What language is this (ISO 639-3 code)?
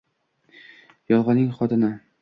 uzb